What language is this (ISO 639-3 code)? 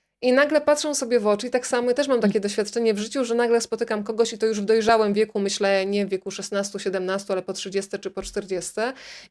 pol